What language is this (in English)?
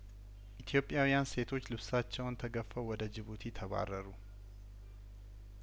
Amharic